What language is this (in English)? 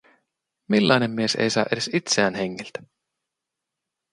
Finnish